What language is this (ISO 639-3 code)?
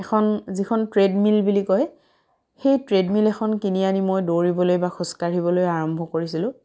asm